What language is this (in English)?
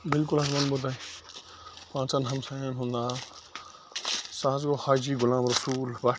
Kashmiri